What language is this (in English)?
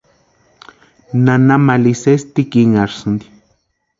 Western Highland Purepecha